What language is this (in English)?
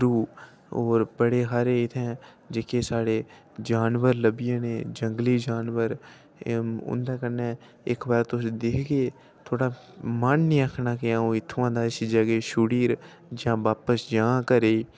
Dogri